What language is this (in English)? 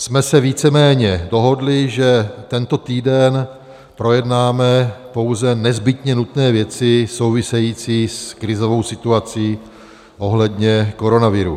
Czech